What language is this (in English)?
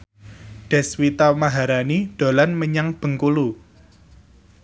Javanese